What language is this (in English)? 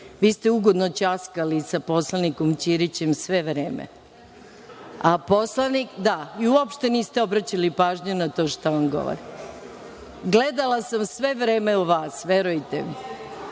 Serbian